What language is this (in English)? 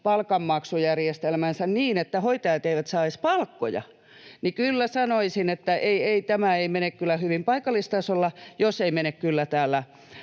Finnish